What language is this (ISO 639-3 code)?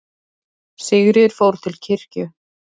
isl